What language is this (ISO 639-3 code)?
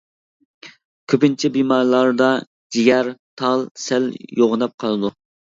uig